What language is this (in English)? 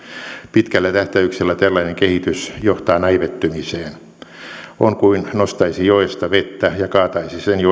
Finnish